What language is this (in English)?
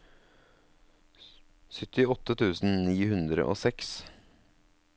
Norwegian